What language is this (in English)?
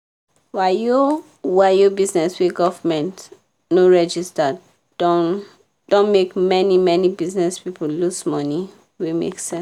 Nigerian Pidgin